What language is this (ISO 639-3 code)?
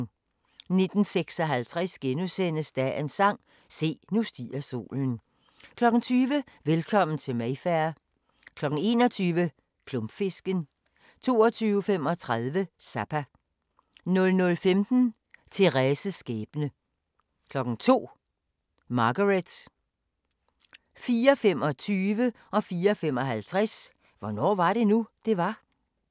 dan